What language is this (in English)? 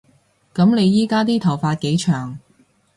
Cantonese